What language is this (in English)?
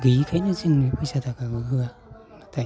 Bodo